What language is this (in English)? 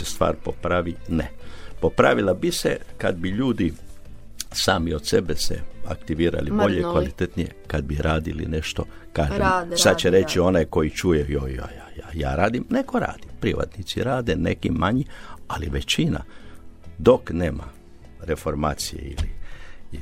Croatian